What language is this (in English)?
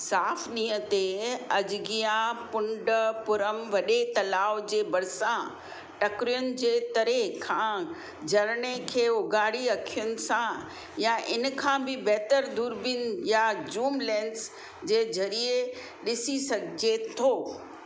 Sindhi